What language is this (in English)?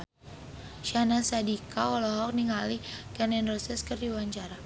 Sundanese